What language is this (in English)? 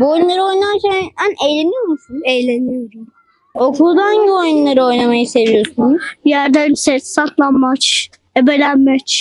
Turkish